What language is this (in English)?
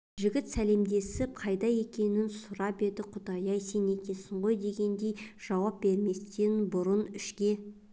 Kazakh